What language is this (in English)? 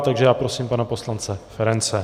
Czech